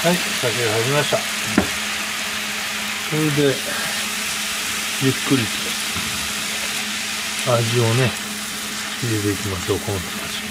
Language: Japanese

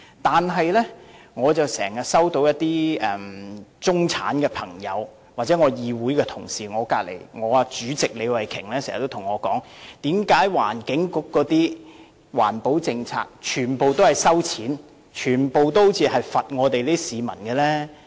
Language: Cantonese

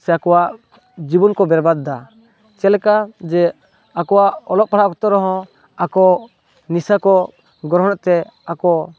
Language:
Santali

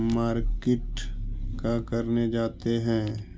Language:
Magahi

